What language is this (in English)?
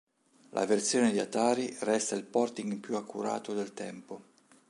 Italian